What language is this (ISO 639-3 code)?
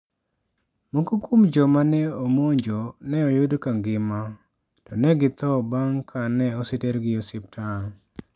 luo